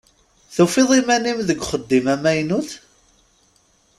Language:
Kabyle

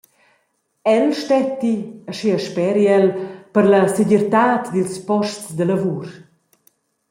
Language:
Romansh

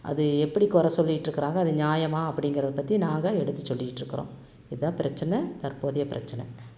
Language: Tamil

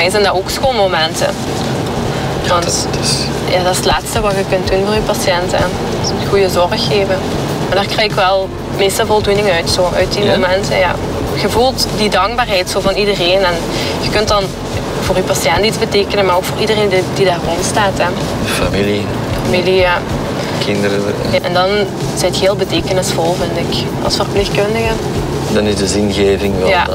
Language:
Dutch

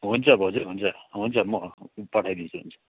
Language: Nepali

